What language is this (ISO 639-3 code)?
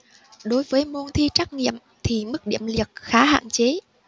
vie